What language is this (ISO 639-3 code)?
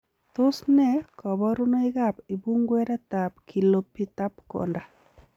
kln